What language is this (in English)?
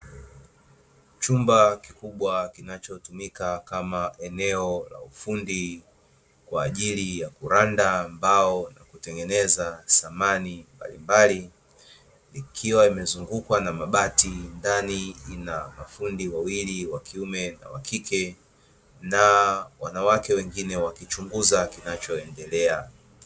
Swahili